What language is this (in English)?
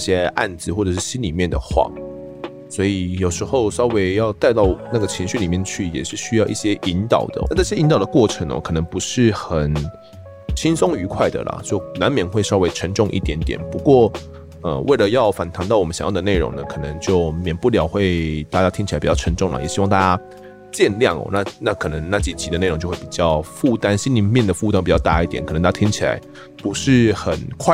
Chinese